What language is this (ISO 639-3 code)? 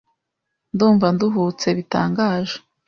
kin